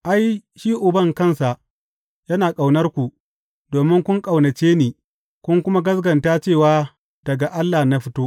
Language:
Hausa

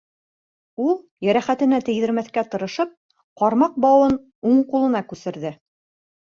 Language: Bashkir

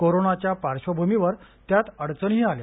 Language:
Marathi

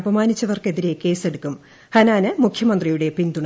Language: Malayalam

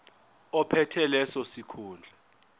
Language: Zulu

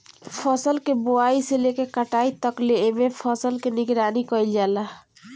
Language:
Bhojpuri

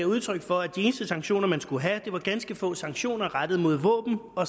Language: Danish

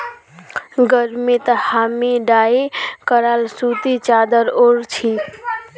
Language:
Magahi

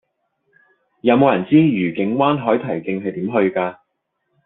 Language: Cantonese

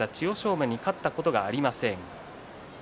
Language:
Japanese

